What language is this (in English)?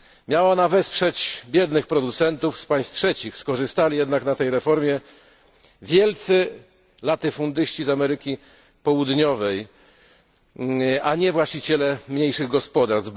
Polish